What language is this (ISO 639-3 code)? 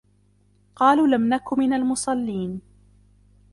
ara